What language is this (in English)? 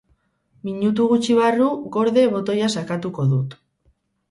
Basque